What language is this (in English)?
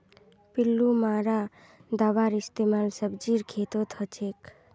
Magahi